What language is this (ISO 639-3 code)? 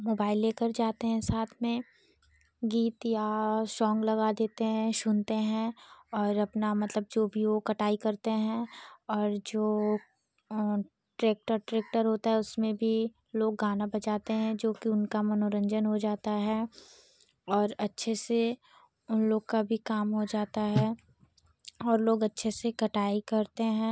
hin